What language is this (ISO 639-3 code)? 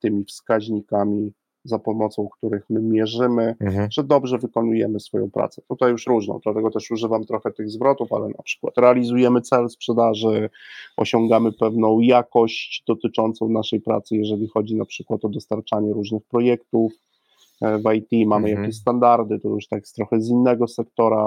pol